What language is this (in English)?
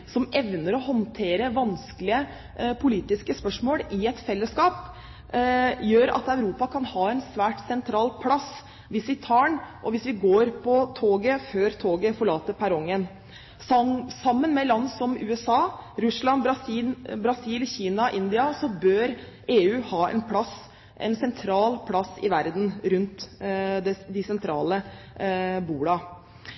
Norwegian Bokmål